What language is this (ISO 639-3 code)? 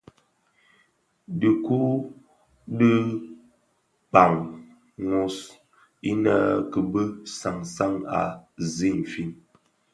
ksf